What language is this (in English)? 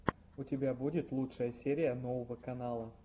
Russian